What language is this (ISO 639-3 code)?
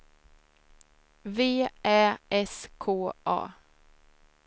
swe